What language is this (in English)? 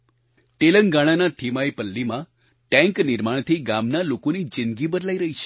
Gujarati